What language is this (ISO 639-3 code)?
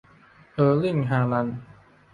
tha